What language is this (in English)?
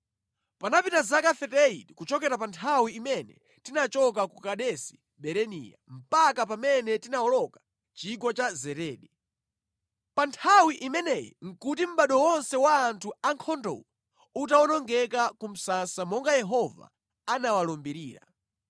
Nyanja